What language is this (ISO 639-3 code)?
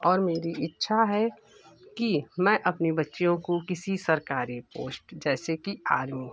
hin